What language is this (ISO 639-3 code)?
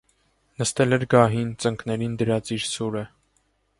hye